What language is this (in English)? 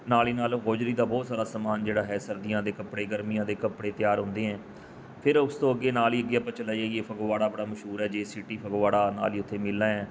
Punjabi